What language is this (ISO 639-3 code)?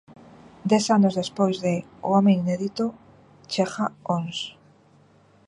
glg